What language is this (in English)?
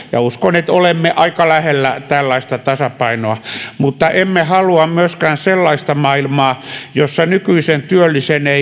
Finnish